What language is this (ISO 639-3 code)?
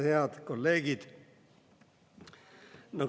est